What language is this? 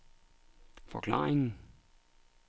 Danish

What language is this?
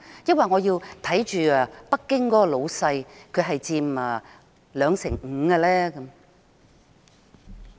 Cantonese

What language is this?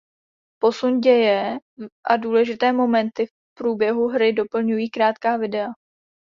Czech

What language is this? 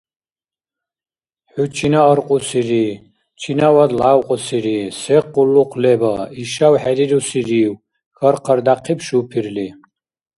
Dargwa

